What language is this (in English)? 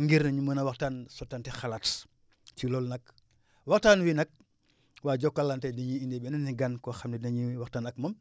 Wolof